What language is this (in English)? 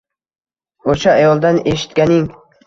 Uzbek